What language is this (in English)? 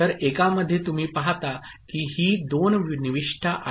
Marathi